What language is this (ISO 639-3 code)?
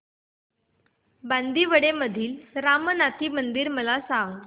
mar